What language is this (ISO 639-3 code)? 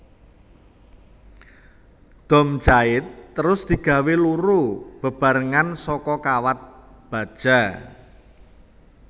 jav